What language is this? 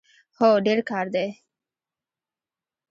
Pashto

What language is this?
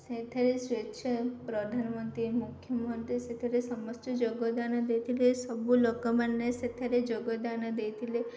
Odia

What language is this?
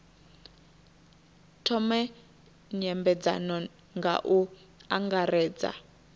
Venda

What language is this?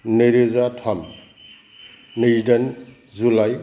Bodo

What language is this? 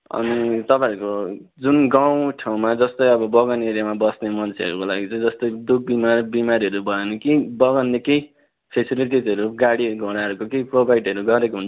Nepali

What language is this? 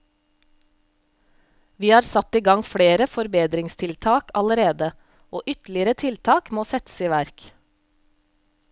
Norwegian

